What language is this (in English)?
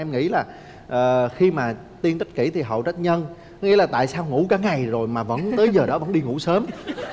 Vietnamese